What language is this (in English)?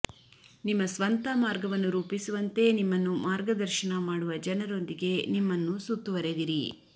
Kannada